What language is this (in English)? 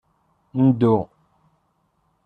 Kabyle